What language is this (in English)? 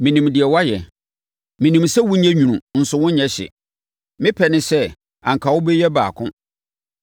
Akan